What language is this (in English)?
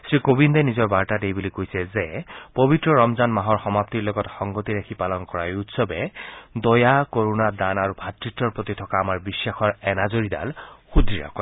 Assamese